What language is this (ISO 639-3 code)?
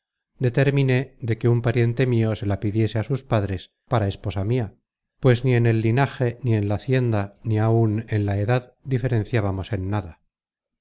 spa